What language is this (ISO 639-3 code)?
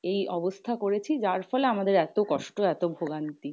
ben